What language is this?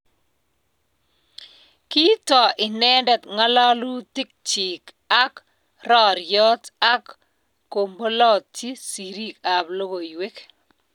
Kalenjin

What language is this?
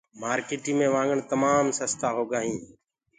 Gurgula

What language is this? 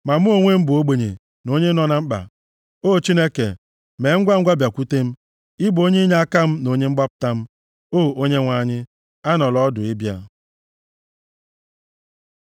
Igbo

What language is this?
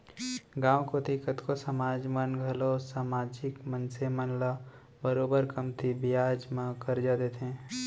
Chhattisgarhi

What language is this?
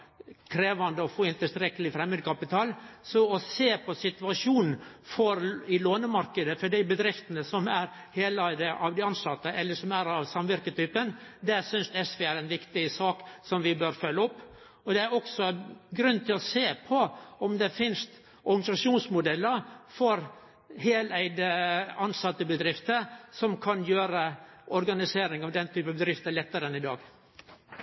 Norwegian Nynorsk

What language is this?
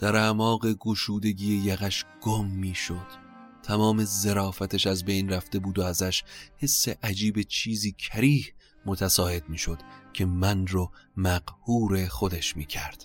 Persian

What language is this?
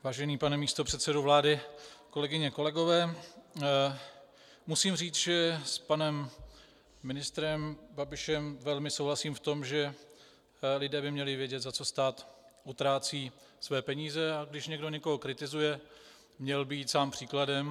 Czech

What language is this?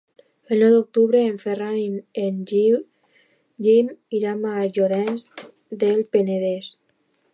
Catalan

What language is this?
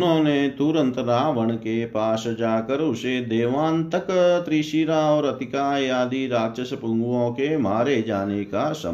Hindi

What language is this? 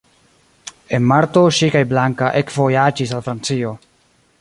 Esperanto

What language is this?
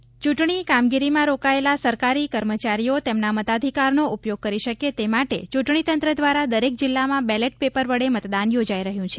Gujarati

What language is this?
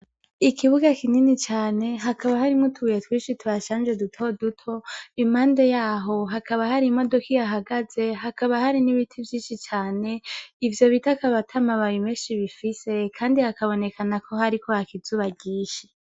Rundi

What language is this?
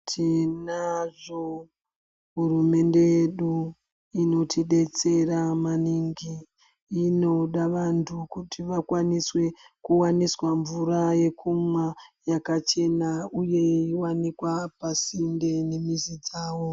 Ndau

